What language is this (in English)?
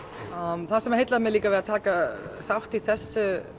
Icelandic